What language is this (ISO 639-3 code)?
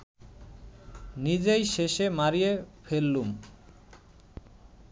ben